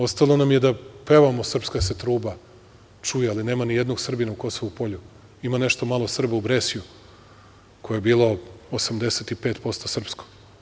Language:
Serbian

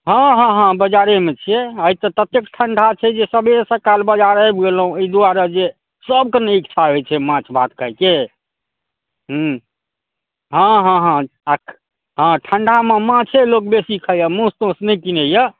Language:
Maithili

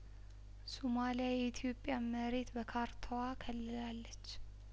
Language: Amharic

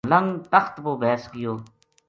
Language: Gujari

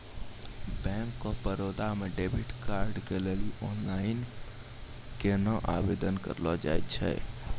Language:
Maithili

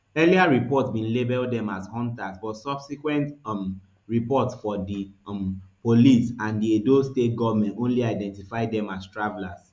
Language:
Nigerian Pidgin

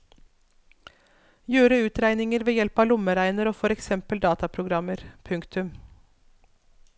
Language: Norwegian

